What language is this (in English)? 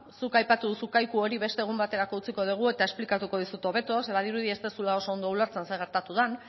Basque